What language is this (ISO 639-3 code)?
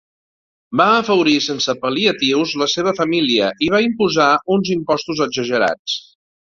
cat